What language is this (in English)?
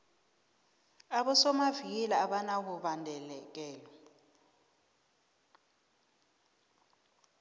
South Ndebele